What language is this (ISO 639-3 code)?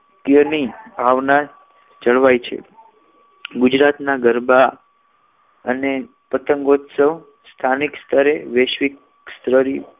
guj